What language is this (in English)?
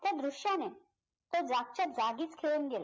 Marathi